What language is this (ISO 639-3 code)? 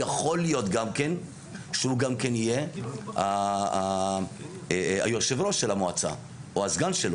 heb